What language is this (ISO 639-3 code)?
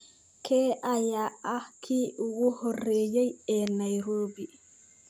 som